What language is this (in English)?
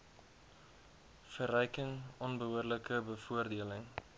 Afrikaans